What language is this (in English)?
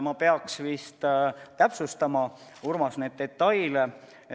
Estonian